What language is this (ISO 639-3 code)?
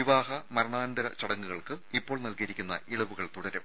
mal